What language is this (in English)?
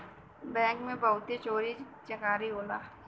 Bhojpuri